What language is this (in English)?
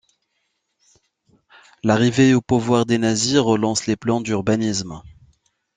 French